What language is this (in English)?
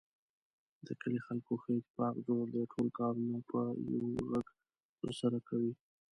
Pashto